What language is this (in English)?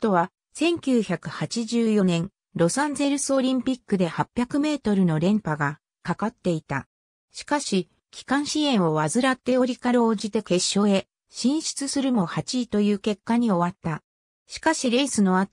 Japanese